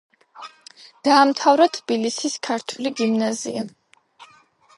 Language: Georgian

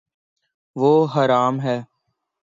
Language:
Urdu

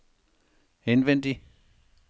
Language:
Danish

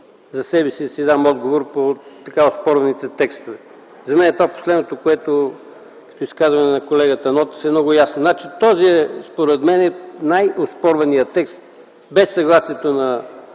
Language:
Bulgarian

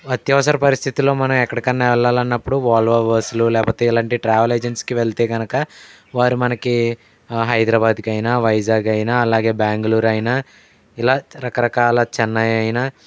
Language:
Telugu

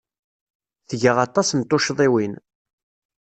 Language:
Kabyle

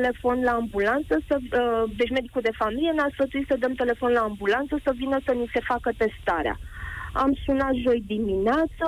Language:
Romanian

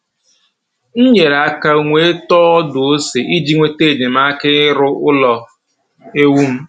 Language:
Igbo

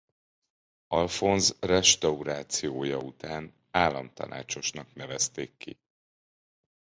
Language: Hungarian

